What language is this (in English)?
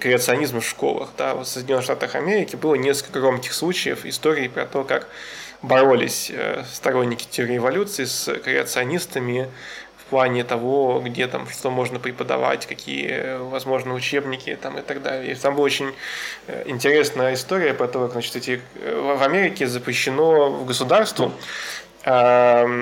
Russian